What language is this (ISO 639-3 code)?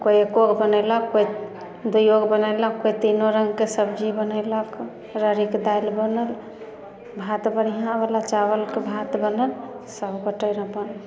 mai